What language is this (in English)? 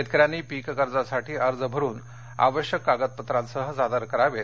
Marathi